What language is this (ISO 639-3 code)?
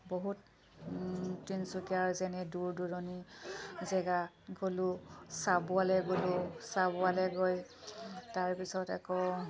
asm